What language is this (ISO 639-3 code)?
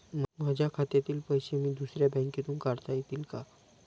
mar